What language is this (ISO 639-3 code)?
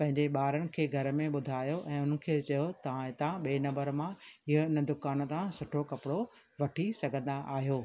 snd